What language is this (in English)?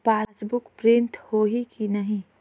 Chhattisgarhi